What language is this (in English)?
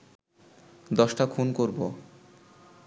Bangla